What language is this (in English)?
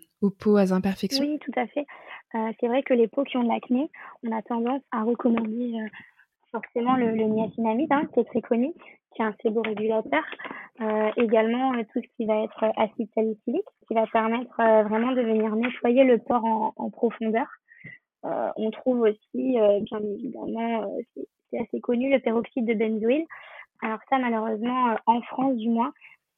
French